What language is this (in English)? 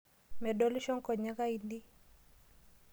Masai